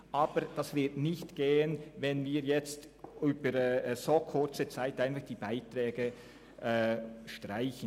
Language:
Swiss German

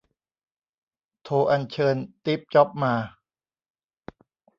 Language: Thai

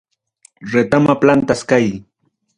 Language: Ayacucho Quechua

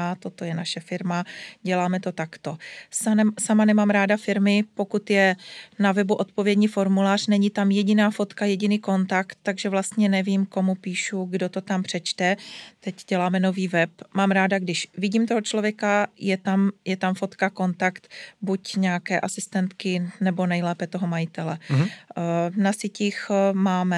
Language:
Czech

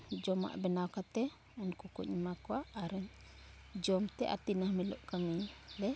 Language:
Santali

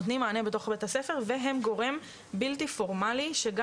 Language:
Hebrew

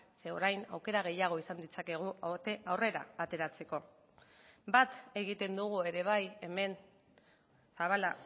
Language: Basque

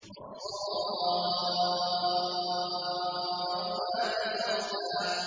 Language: Arabic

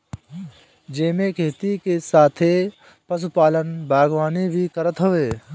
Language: Bhojpuri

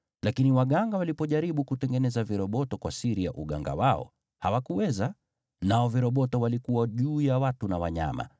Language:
Swahili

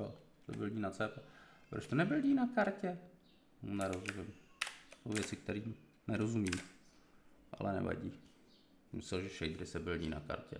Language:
Czech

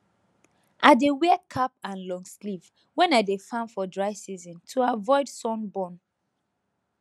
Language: Nigerian Pidgin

